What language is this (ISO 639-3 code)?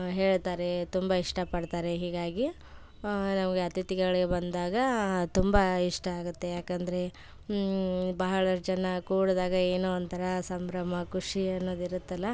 kan